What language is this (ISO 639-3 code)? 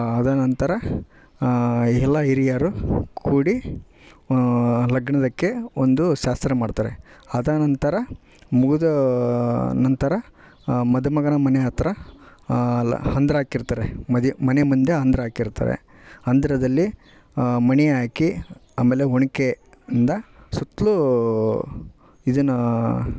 kan